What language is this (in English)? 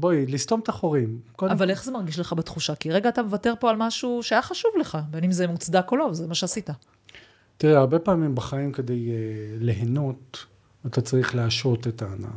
Hebrew